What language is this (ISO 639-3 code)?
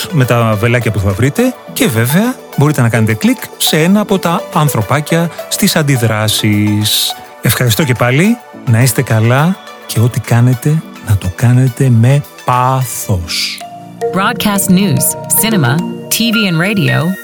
ell